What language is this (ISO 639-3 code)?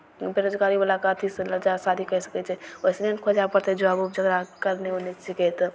mai